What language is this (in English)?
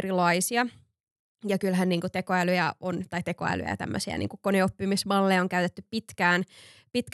Finnish